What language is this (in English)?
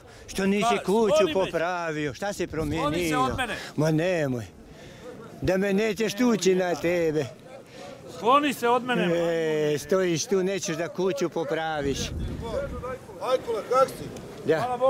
Romanian